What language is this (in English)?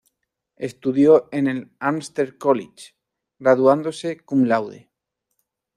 Spanish